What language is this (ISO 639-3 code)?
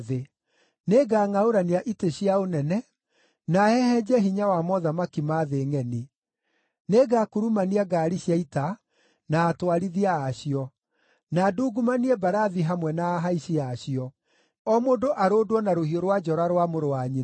kik